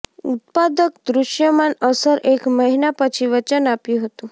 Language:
Gujarati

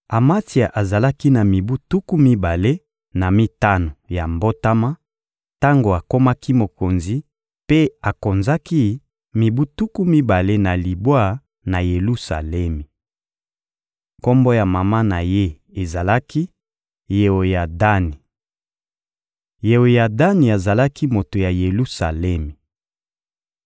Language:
Lingala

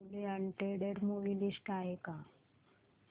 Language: Marathi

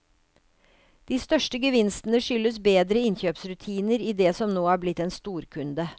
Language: Norwegian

